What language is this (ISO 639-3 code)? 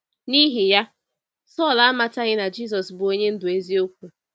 ibo